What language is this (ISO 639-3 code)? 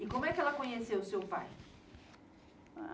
por